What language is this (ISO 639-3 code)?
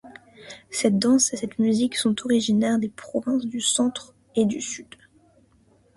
fra